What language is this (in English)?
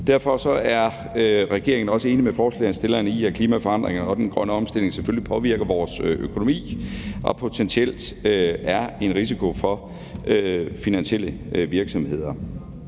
Danish